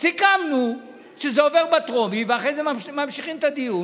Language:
Hebrew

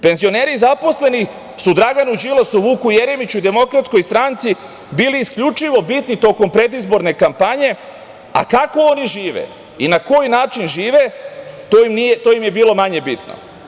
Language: Serbian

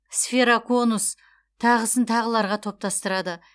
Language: Kazakh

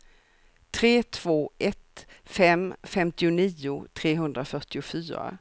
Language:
Swedish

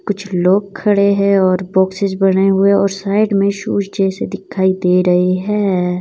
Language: Hindi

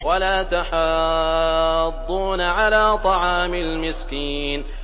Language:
Arabic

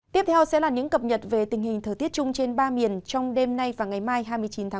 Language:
Vietnamese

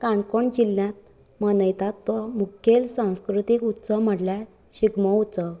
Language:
Konkani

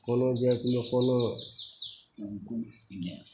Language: Maithili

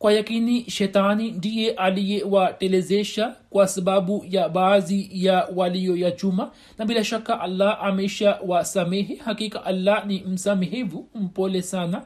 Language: Swahili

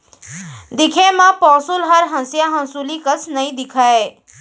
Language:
Chhattisgarhi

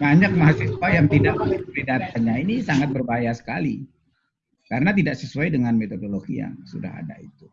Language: Indonesian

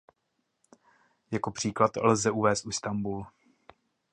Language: Czech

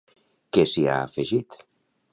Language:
Catalan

